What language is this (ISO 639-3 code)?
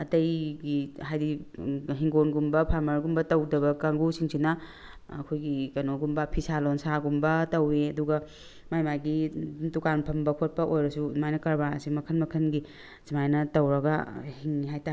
mni